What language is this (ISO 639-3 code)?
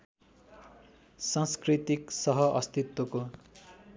nep